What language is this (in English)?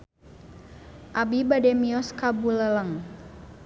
Sundanese